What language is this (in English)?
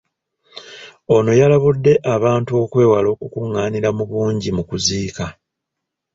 Ganda